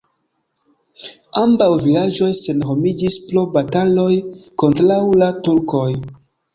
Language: Esperanto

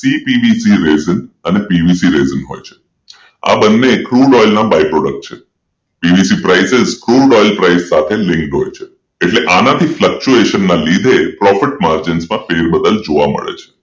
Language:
Gujarati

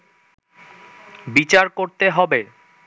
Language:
Bangla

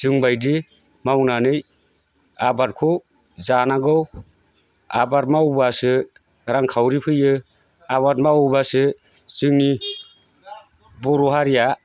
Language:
Bodo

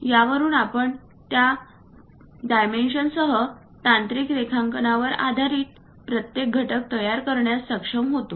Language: Marathi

